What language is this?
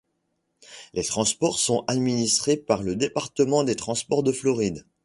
French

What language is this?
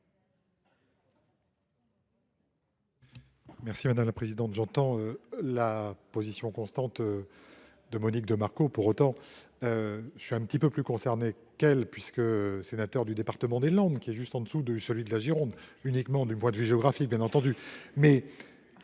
French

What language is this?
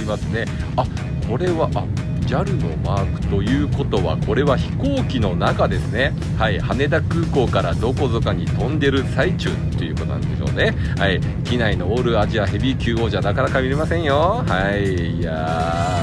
Japanese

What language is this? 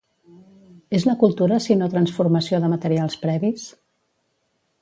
Catalan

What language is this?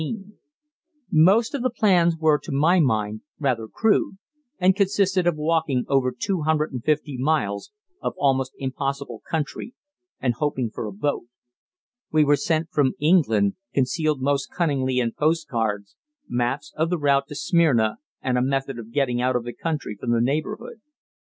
English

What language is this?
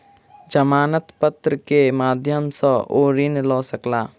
Maithili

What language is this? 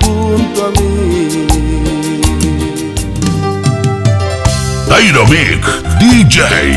Spanish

